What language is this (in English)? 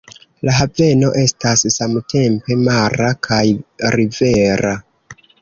Esperanto